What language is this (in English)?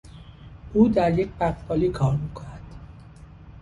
Persian